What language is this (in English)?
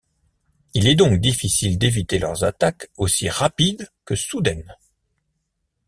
French